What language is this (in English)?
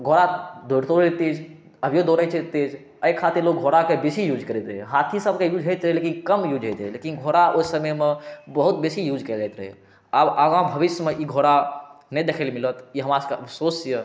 Maithili